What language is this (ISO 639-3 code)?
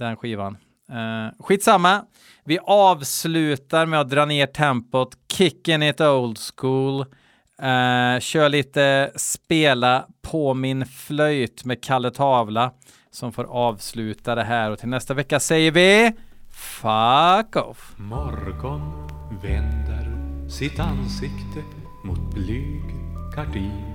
swe